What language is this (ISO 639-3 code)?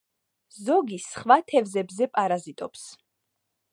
kat